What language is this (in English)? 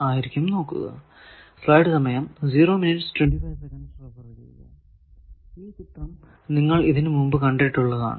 Malayalam